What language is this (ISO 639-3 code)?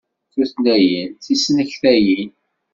kab